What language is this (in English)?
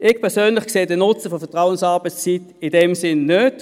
Swiss German